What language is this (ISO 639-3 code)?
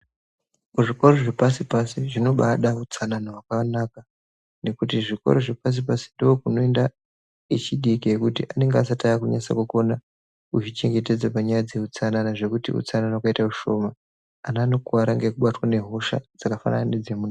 ndc